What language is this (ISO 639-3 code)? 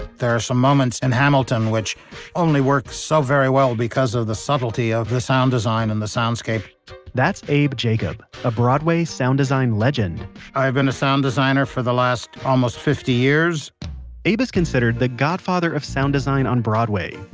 eng